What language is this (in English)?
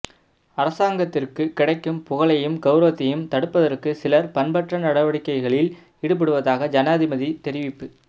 Tamil